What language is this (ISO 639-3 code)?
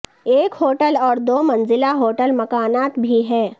urd